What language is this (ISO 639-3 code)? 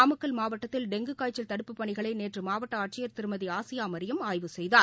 tam